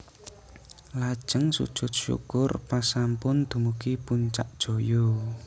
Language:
Javanese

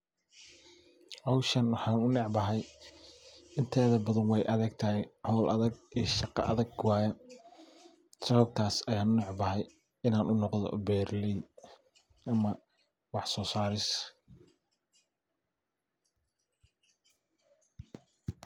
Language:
Somali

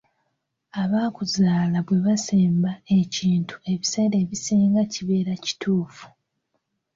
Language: Ganda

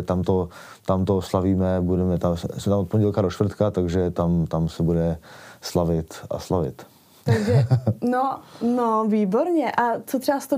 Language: Czech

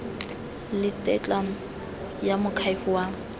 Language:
Tswana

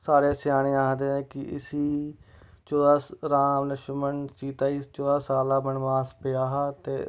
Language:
Dogri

